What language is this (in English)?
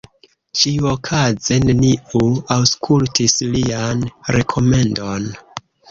Esperanto